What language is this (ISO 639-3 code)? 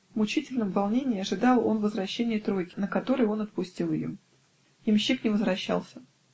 rus